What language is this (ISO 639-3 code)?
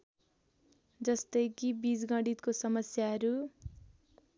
nep